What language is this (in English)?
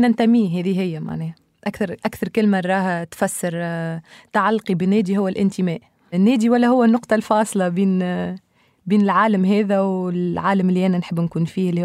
Arabic